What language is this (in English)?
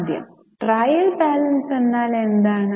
Malayalam